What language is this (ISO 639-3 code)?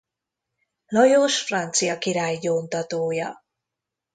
hun